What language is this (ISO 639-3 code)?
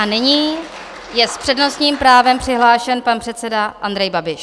ces